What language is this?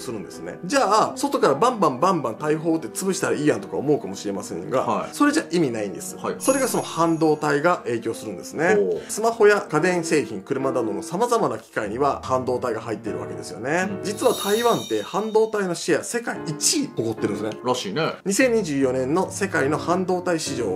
Japanese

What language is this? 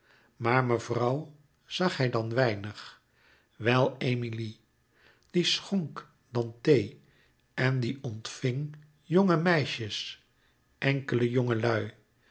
Dutch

